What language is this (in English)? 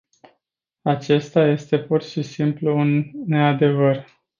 Romanian